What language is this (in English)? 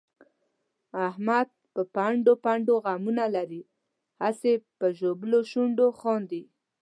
Pashto